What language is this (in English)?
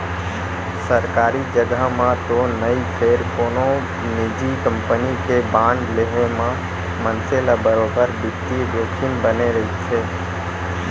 Chhattisgarhi